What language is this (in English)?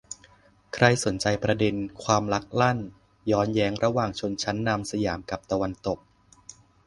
Thai